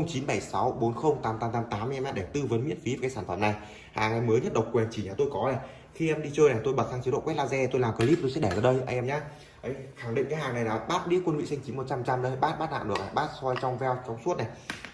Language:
Vietnamese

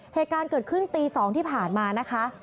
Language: Thai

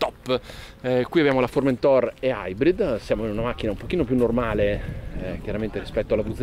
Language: Italian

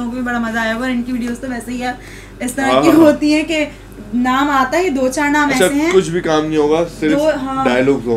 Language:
Hindi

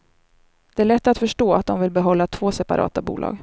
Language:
Swedish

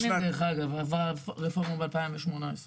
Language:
Hebrew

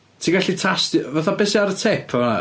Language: Welsh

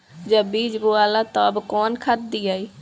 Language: Bhojpuri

